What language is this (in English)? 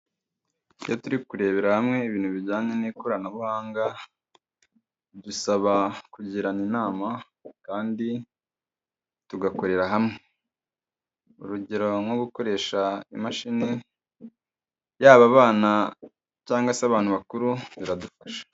Kinyarwanda